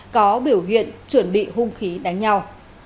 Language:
Vietnamese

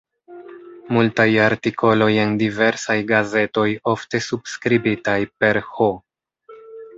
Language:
Esperanto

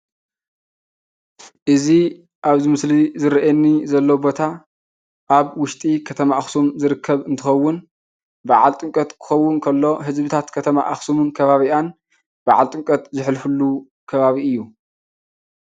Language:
Tigrinya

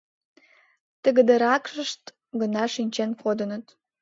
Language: Mari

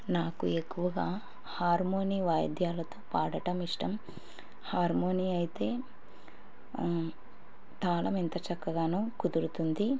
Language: Telugu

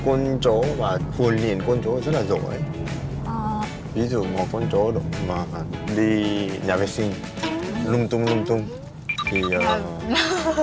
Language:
Vietnamese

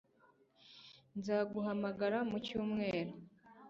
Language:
Kinyarwanda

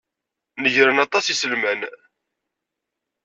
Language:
Kabyle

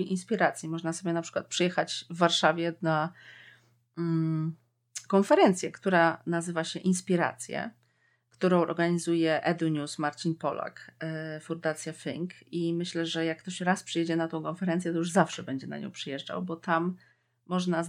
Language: Polish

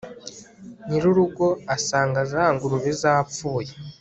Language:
Kinyarwanda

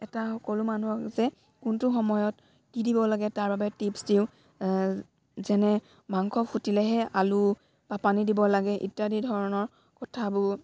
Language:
Assamese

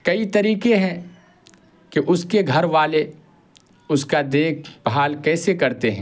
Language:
Urdu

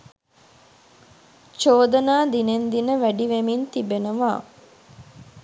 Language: Sinhala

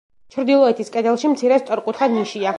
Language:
Georgian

